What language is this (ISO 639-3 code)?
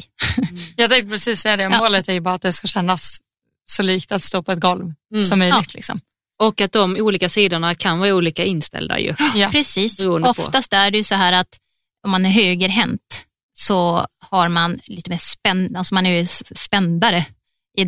swe